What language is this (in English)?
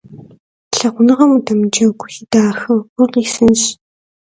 Kabardian